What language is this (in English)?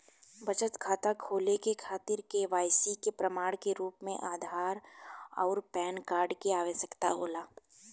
Bhojpuri